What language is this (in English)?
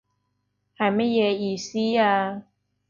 Cantonese